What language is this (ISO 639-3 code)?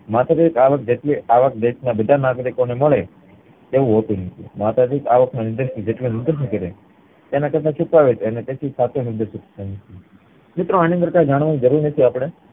guj